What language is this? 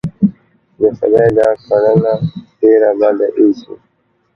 Pashto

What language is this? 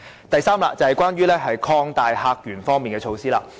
Cantonese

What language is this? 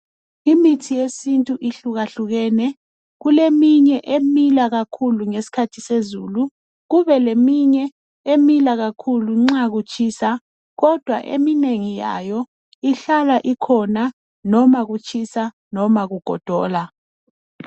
North Ndebele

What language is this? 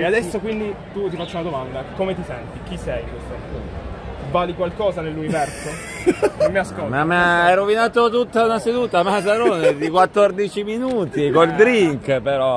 Italian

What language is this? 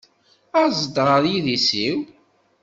Kabyle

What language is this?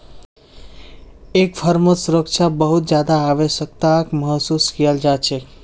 Magahi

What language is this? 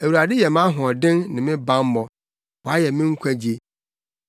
Akan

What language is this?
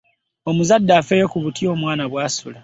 Ganda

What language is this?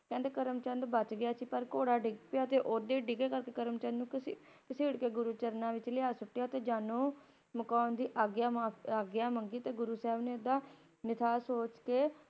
Punjabi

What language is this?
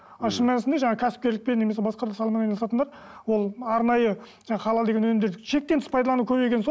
Kazakh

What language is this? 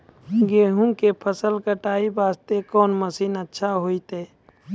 Maithili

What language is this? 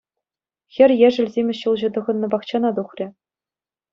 Chuvash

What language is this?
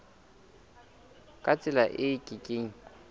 Southern Sotho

